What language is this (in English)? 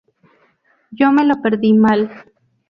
Spanish